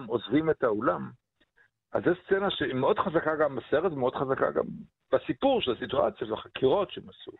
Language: Hebrew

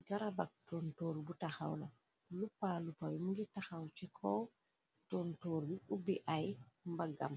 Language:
Wolof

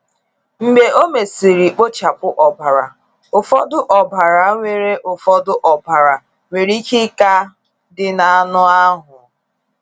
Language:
Igbo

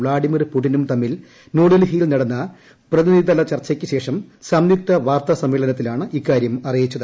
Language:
Malayalam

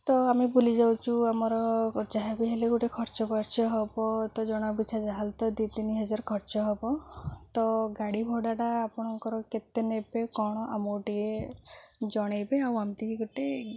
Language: Odia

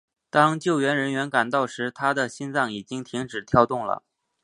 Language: Chinese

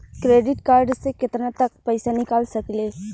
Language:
Bhojpuri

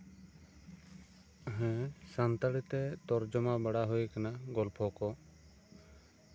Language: Santali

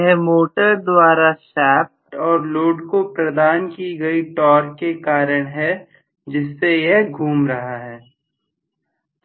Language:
Hindi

